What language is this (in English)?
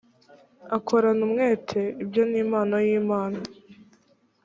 Kinyarwanda